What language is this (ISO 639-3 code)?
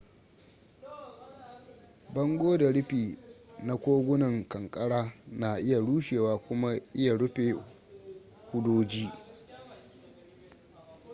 hau